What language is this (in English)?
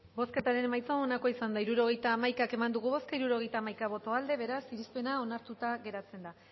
Basque